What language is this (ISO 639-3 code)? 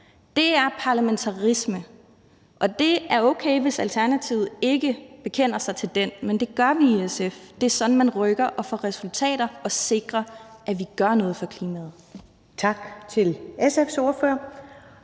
dan